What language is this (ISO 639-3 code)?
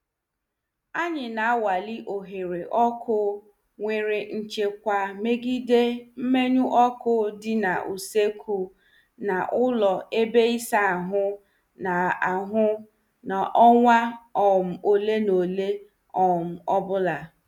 ibo